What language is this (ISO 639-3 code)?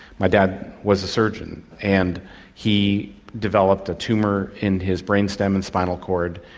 eng